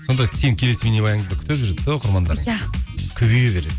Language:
Kazakh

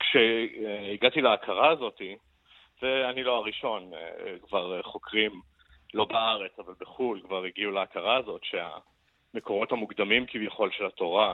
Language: Hebrew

